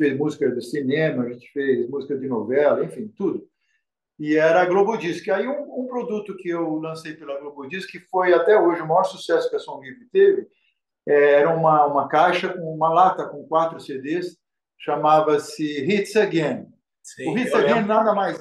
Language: Portuguese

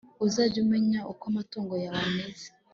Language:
Kinyarwanda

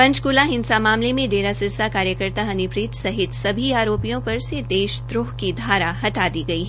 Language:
Hindi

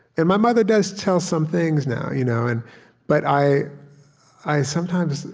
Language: English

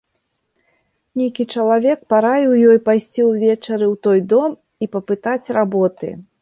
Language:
Belarusian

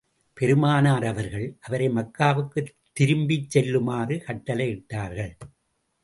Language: Tamil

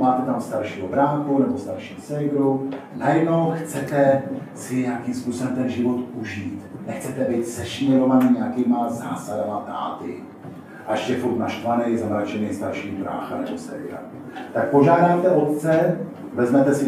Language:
Czech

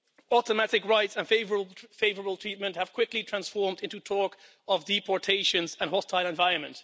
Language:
English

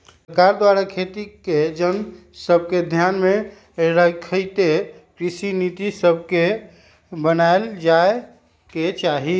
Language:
Magahi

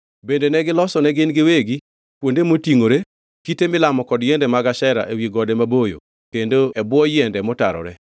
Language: Luo (Kenya and Tanzania)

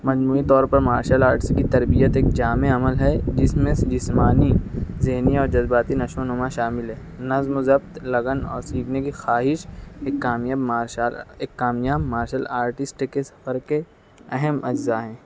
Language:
Urdu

